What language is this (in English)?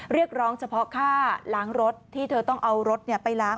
Thai